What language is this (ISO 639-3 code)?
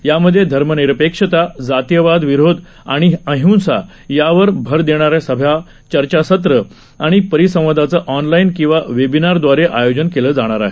mar